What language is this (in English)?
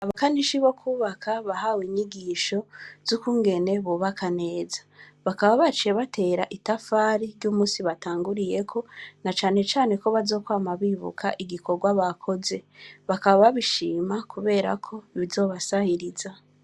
Rundi